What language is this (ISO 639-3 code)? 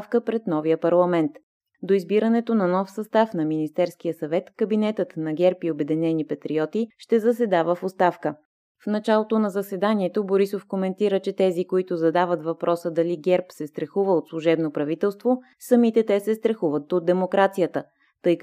bul